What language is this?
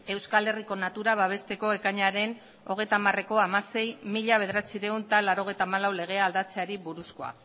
Basque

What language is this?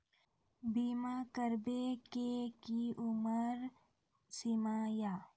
Maithili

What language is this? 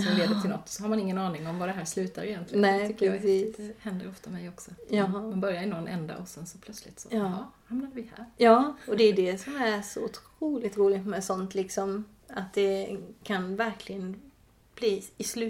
Swedish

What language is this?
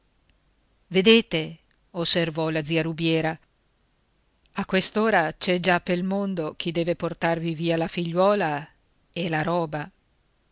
Italian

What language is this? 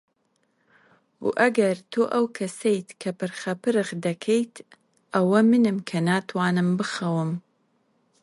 Central Kurdish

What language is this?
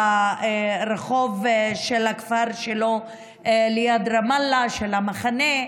Hebrew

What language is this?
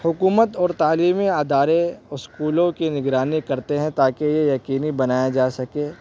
Urdu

